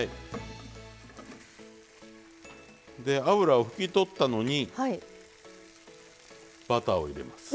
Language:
Japanese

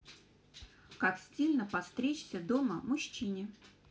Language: Russian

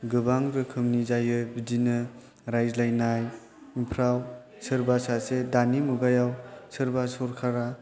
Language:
Bodo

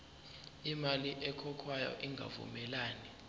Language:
Zulu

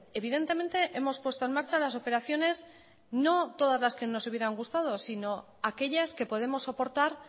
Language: Spanish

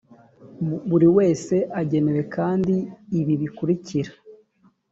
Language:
Kinyarwanda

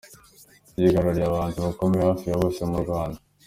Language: Kinyarwanda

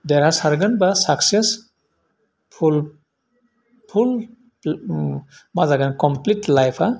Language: Bodo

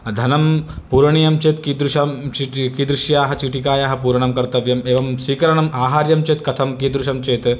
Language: Sanskrit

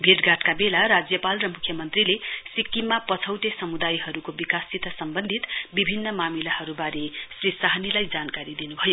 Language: Nepali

